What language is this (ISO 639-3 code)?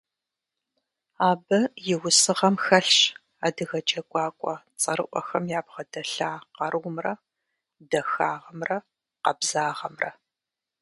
kbd